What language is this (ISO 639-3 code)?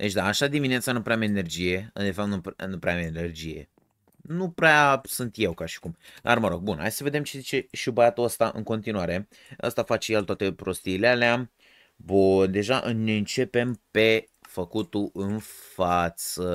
ron